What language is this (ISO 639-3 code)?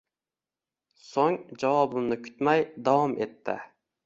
uzb